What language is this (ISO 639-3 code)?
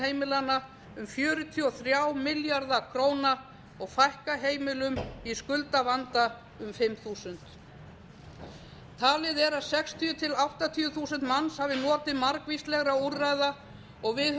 isl